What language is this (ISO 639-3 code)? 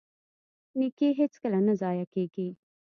pus